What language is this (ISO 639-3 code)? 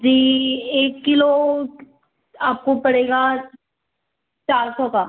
hin